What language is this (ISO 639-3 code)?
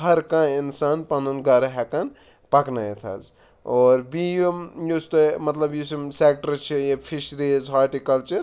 kas